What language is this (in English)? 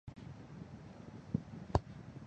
Chinese